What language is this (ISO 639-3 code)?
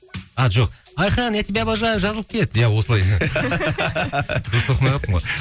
kaz